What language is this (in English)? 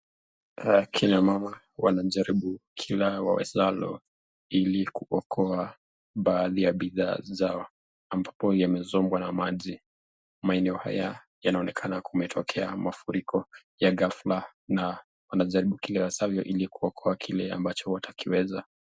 Swahili